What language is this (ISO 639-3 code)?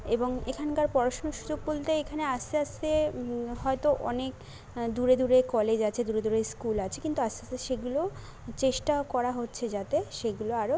ben